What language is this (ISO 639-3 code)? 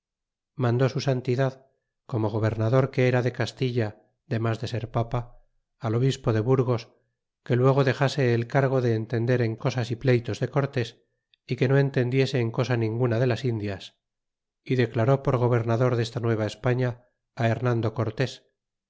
spa